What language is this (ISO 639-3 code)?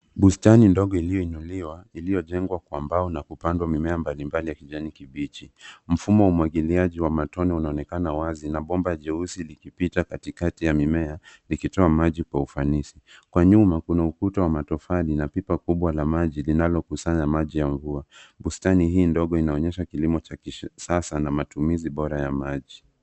swa